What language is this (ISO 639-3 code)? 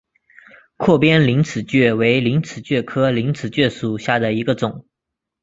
zho